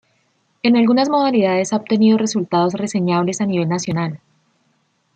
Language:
Spanish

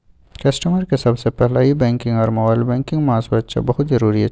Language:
Maithili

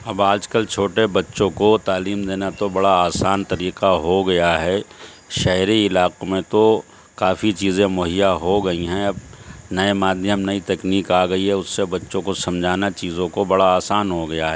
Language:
Urdu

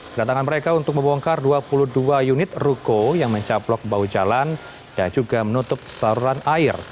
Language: Indonesian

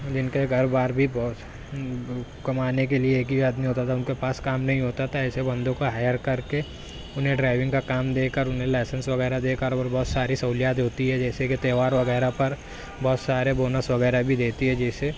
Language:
Urdu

